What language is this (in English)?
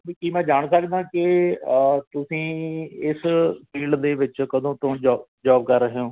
Punjabi